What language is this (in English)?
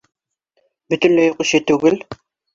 Bashkir